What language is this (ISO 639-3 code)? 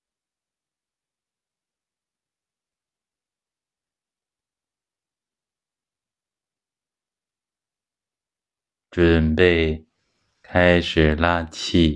zho